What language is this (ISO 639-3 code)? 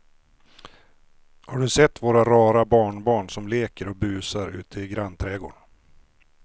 swe